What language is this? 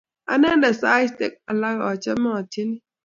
Kalenjin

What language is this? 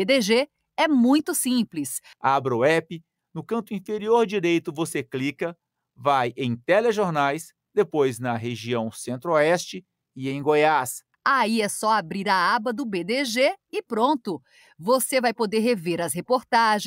Portuguese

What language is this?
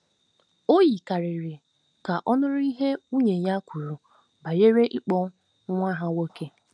Igbo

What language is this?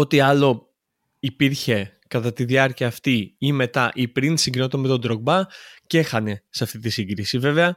Greek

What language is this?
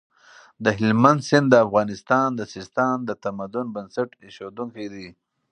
Pashto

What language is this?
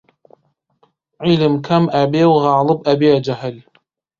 Central Kurdish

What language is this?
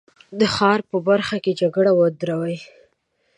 Pashto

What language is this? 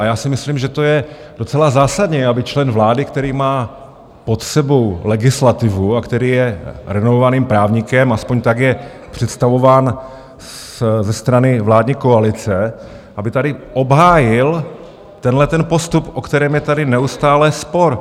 Czech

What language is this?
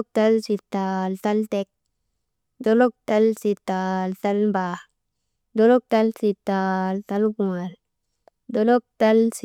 Maba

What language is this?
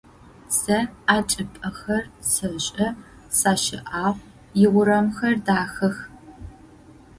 Adyghe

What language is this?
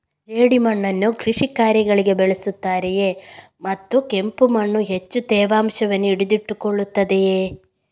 Kannada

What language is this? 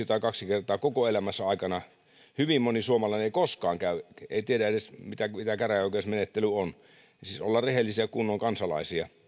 Finnish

